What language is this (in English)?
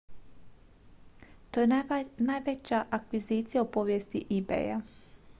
Croatian